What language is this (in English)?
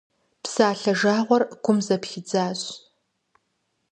Kabardian